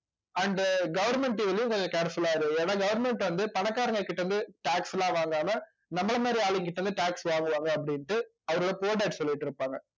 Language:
Tamil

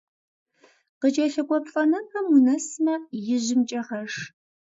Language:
Kabardian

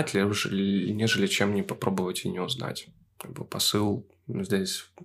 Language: Russian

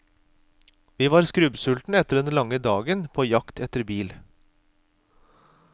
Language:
Norwegian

